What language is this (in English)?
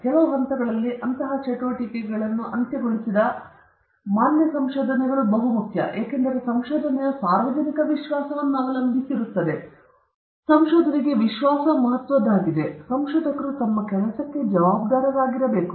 Kannada